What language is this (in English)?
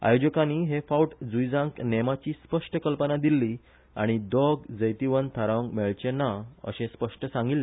Konkani